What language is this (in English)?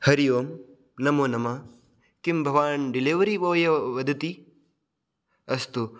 Sanskrit